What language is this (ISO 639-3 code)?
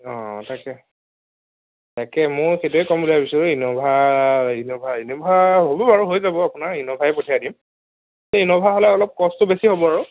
asm